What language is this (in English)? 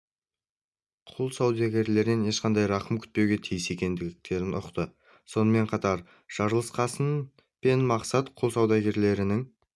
Kazakh